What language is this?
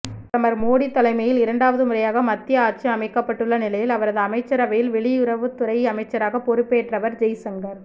Tamil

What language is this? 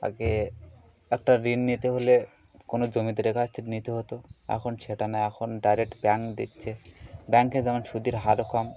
Bangla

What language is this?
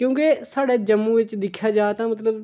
Dogri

